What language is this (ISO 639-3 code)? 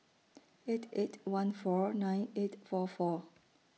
eng